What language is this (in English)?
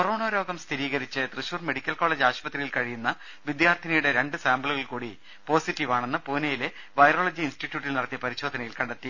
Malayalam